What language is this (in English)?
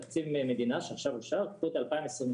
Hebrew